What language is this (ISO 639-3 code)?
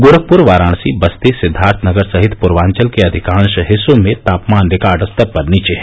hin